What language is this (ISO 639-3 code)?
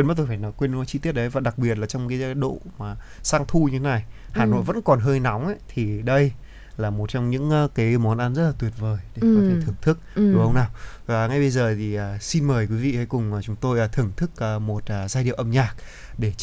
vie